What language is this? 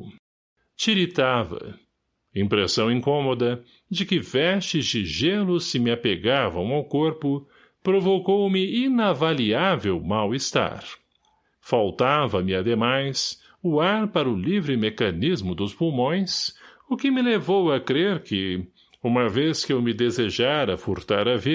Portuguese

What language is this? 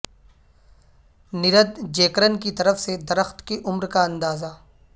Urdu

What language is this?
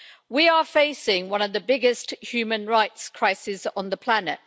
English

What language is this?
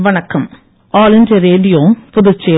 Tamil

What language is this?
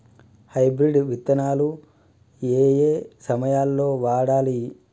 Telugu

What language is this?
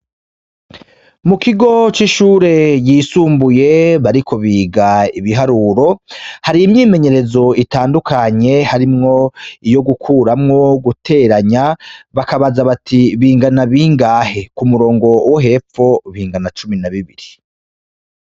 Rundi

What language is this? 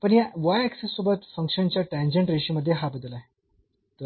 Marathi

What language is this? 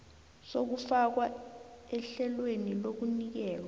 South Ndebele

